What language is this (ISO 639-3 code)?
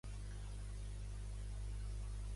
cat